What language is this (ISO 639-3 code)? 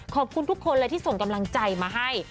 tha